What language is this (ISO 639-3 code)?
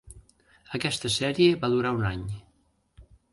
cat